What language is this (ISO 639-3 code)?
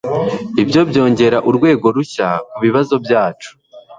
kin